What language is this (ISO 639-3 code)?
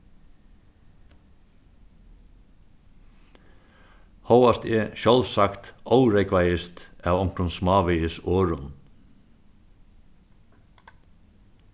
fao